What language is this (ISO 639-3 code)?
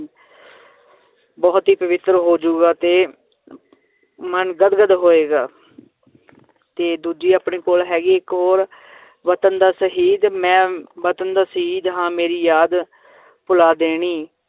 pan